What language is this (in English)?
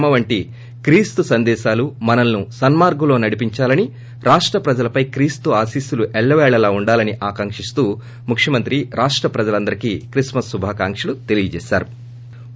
Telugu